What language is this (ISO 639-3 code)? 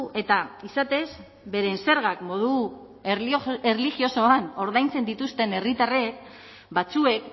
eus